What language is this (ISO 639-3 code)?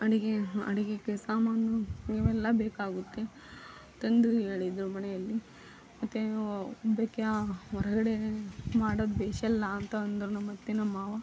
kan